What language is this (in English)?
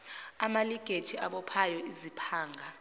Zulu